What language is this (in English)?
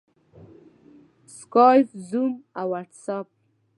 Pashto